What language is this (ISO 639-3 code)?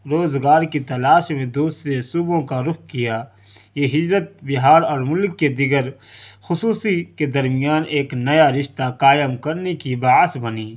urd